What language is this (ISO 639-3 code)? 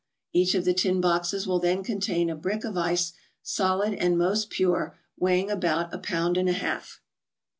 eng